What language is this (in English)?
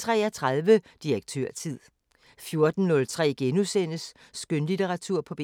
Danish